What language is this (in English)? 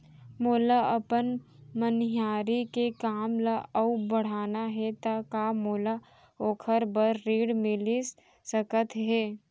Chhattisgarhi